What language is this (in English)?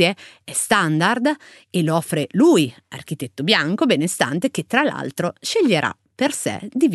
Italian